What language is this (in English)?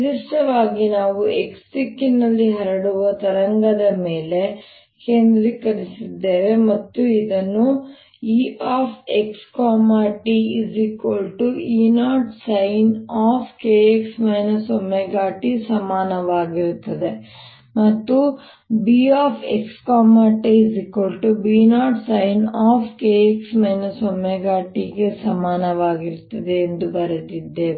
Kannada